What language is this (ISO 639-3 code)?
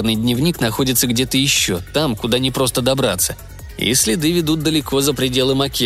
rus